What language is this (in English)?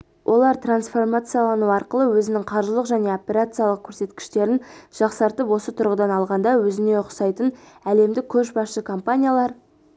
Kazakh